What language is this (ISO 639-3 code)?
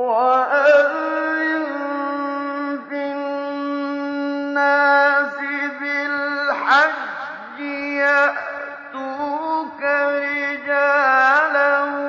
ara